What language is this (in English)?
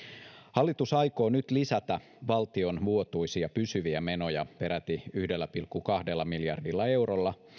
Finnish